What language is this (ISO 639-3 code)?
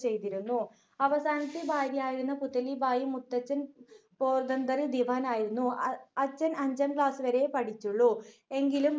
mal